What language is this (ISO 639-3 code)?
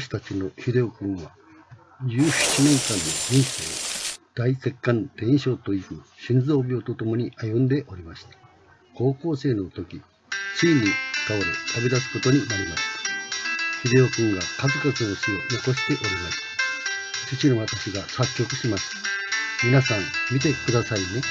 jpn